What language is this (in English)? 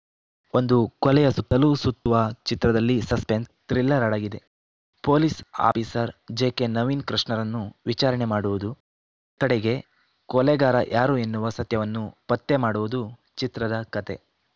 Kannada